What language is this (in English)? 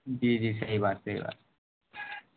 Urdu